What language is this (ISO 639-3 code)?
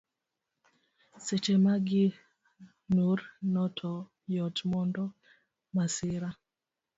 luo